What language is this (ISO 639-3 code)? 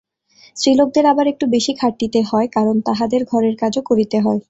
ben